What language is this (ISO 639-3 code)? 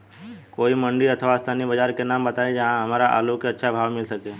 bho